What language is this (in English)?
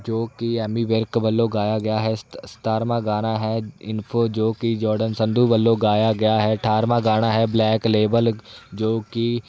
Punjabi